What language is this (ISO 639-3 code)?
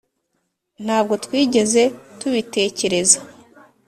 kin